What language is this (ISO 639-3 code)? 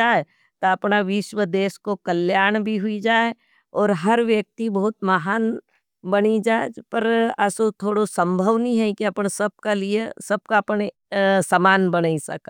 noe